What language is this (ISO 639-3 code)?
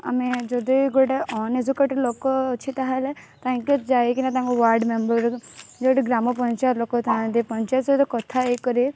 ori